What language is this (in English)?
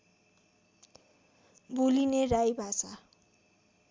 Nepali